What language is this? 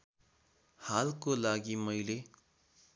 Nepali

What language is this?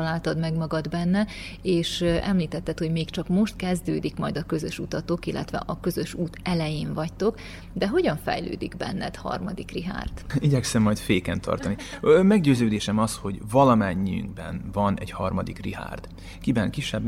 Hungarian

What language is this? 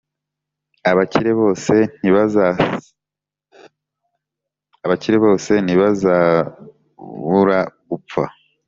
Kinyarwanda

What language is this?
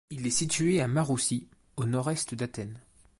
French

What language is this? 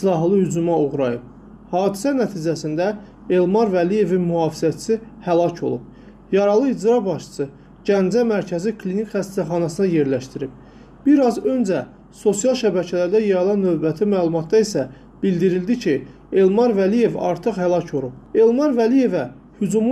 Azerbaijani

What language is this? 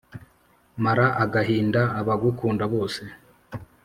Kinyarwanda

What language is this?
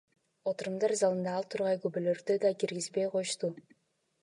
Kyrgyz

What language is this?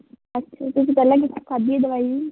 Punjabi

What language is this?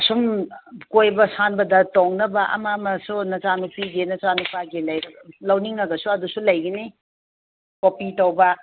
Manipuri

